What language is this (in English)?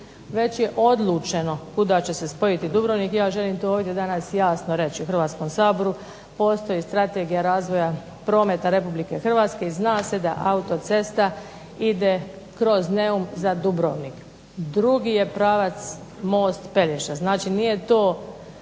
Croatian